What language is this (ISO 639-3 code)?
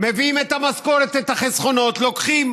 heb